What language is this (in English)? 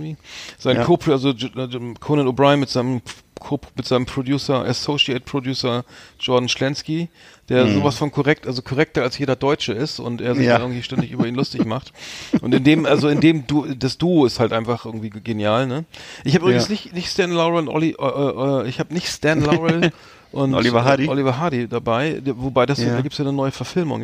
German